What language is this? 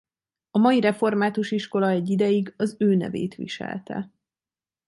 Hungarian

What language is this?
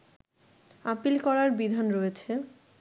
Bangla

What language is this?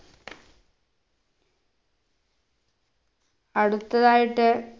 Malayalam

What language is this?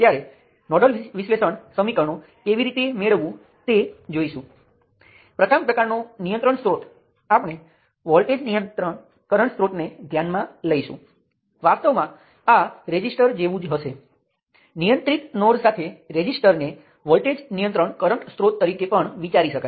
Gujarati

